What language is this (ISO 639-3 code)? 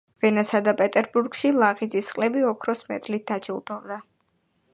kat